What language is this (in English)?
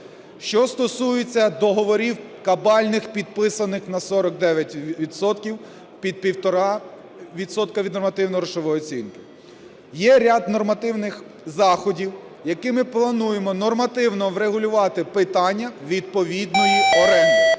Ukrainian